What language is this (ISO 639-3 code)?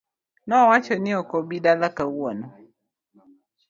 luo